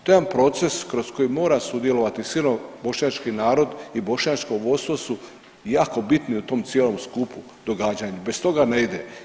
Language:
Croatian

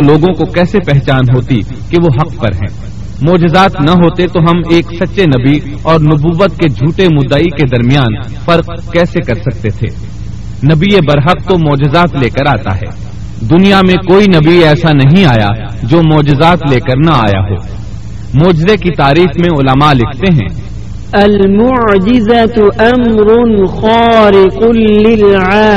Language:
Urdu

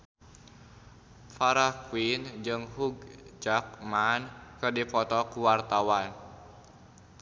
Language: Sundanese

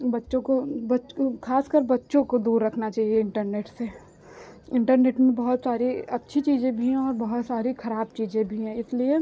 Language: Hindi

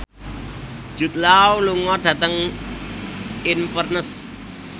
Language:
Javanese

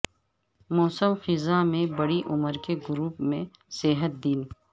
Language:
Urdu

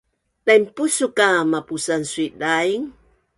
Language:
Bunun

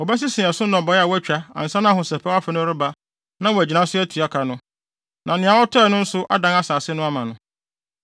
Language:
Akan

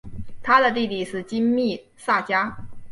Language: Chinese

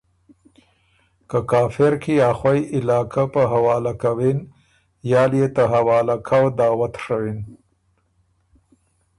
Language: Ormuri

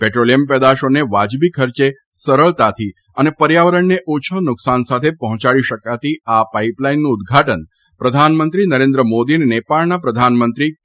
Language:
Gujarati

